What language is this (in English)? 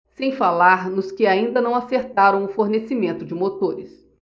Portuguese